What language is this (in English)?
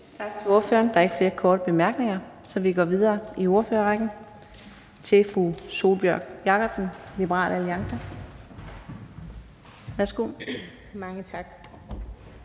Danish